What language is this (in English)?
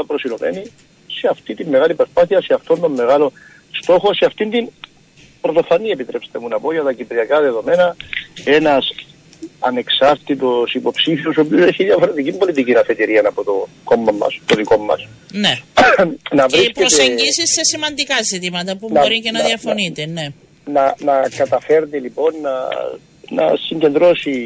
Greek